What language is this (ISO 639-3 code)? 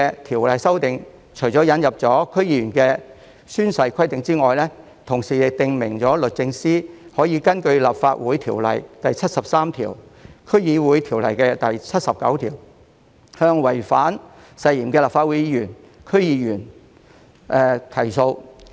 yue